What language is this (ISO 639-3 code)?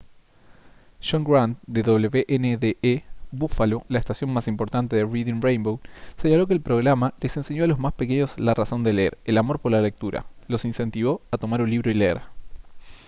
spa